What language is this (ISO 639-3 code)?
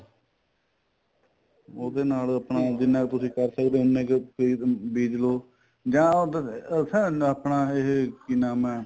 pan